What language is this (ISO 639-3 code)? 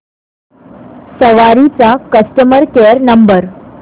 mar